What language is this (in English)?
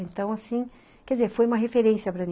Portuguese